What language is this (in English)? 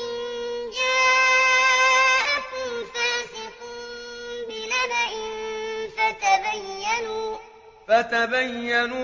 Arabic